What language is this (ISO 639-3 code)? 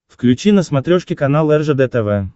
rus